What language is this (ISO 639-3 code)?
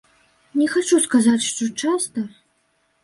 bel